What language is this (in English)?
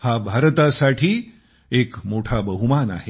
Marathi